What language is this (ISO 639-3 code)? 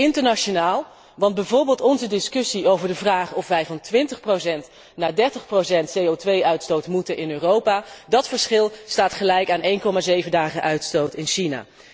nld